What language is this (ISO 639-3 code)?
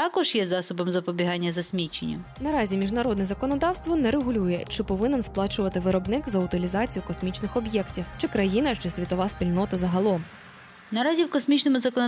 ukr